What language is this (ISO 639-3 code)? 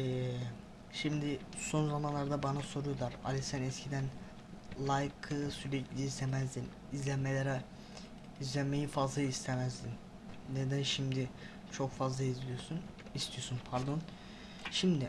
tur